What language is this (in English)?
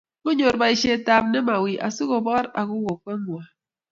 Kalenjin